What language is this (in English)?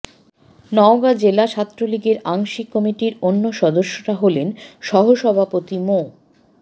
Bangla